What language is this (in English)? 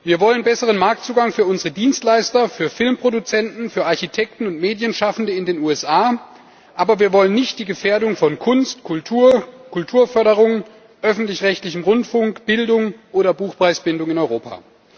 German